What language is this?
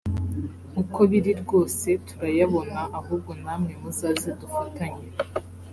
Kinyarwanda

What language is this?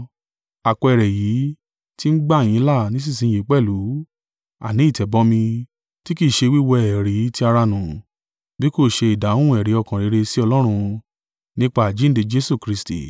Yoruba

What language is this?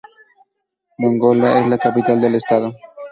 Spanish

